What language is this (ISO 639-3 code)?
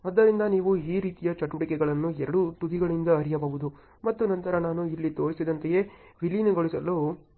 kan